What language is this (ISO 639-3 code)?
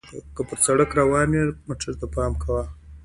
pus